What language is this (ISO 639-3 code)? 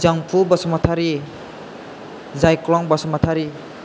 brx